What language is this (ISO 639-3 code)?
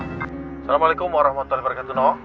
ind